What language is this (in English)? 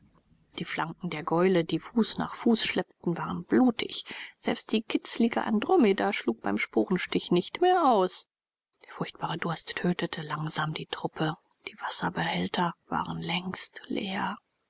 German